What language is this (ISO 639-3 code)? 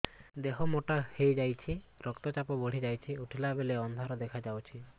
ori